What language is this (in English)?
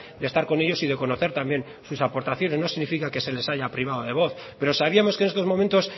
Spanish